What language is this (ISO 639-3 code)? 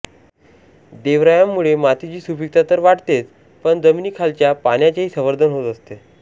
mar